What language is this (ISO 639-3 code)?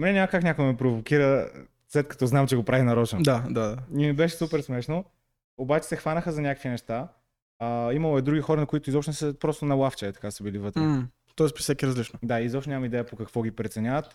bul